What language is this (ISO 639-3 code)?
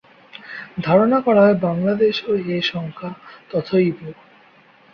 ben